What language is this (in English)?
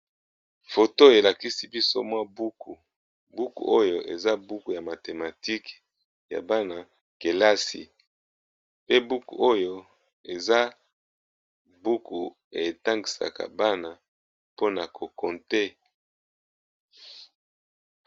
Lingala